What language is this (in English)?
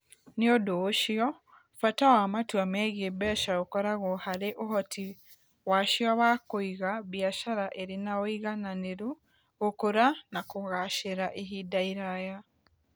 Kikuyu